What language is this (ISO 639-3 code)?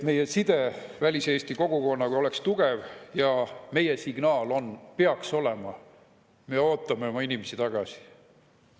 est